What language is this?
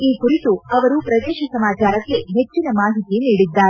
Kannada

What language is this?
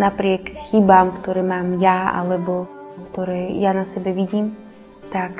Slovak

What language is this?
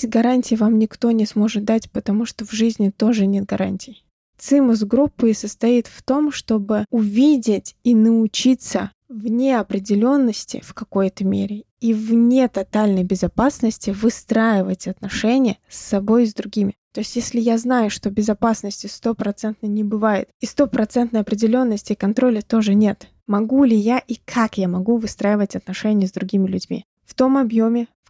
Russian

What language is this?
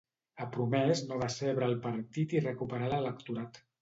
Catalan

